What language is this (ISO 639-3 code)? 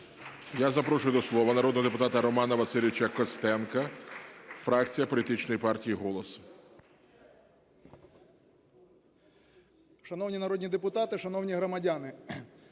ukr